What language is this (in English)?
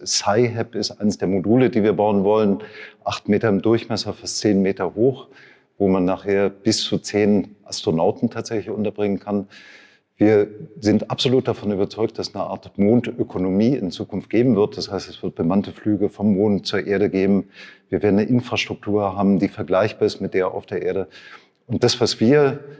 German